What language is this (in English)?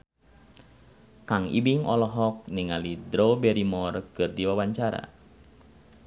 Sundanese